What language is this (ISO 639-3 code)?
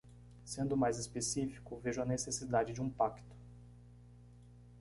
por